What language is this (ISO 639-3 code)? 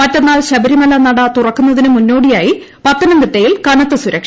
mal